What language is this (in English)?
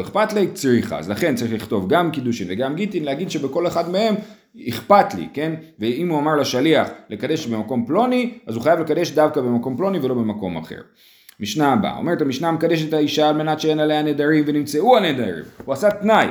Hebrew